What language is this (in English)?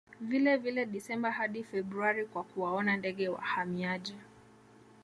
Swahili